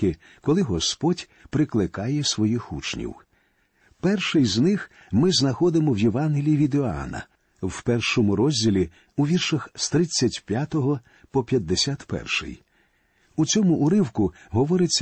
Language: Ukrainian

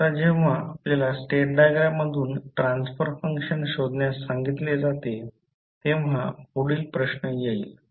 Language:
Marathi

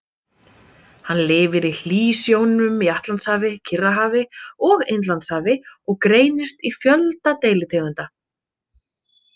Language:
Icelandic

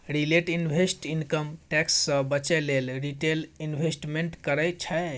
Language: Maithili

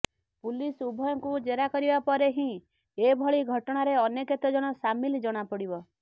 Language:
Odia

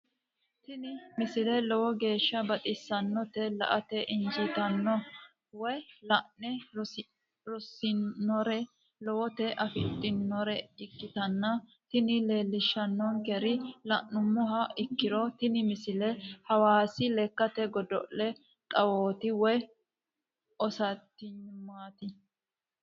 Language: Sidamo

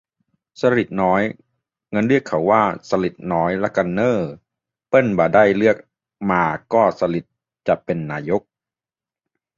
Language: Thai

